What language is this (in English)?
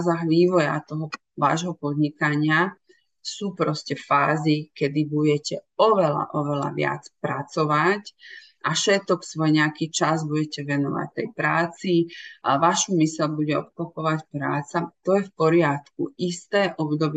Slovak